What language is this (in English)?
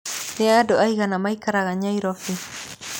Kikuyu